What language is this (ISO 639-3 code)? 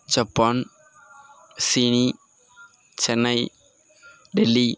tam